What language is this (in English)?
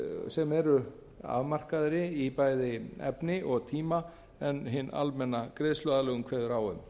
Icelandic